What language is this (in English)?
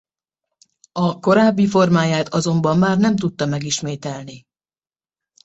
Hungarian